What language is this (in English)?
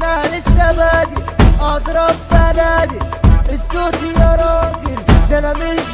Arabic